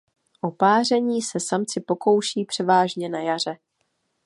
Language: Czech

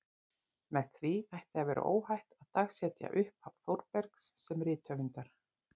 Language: Icelandic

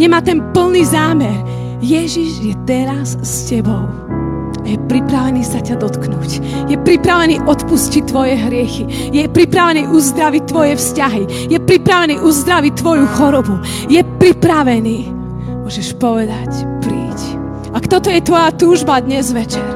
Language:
Slovak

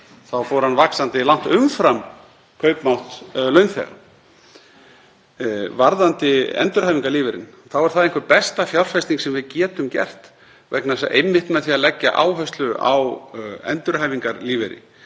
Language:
Icelandic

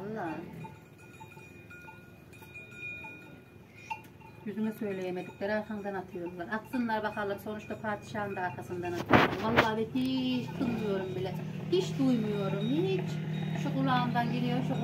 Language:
Turkish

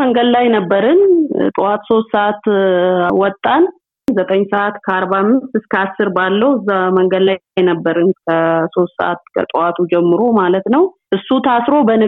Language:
Amharic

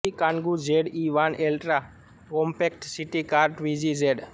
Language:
Gujarati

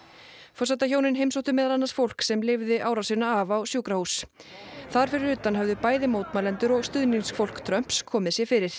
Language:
Icelandic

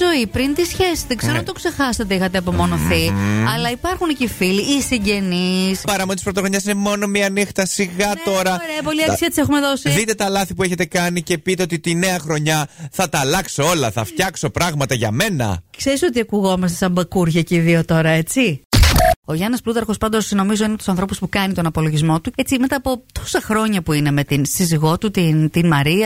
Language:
Greek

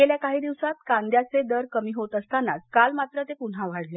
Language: Marathi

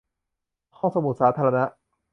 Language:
Thai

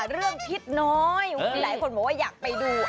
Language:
Thai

